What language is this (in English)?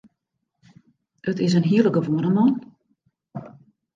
Western Frisian